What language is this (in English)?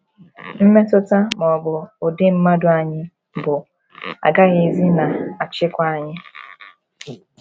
Igbo